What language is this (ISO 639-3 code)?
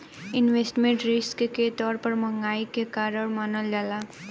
bho